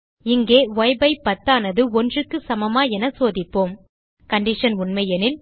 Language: Tamil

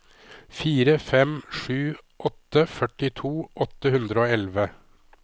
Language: Norwegian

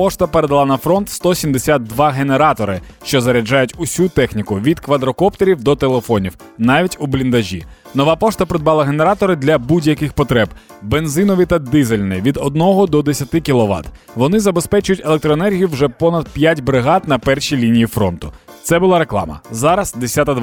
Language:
Ukrainian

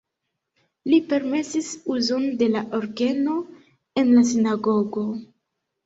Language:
Esperanto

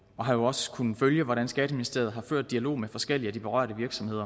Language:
Danish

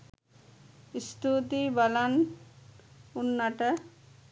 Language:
Sinhala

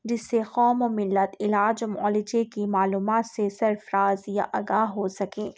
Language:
Urdu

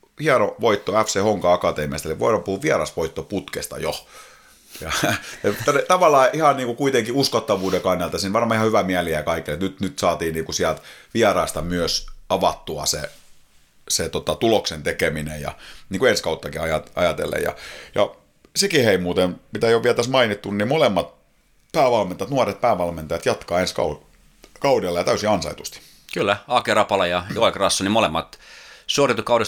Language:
Finnish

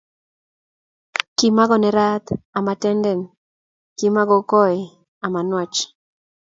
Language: Kalenjin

